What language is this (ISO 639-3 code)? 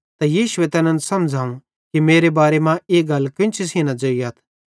bhd